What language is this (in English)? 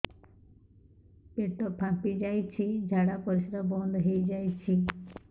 Odia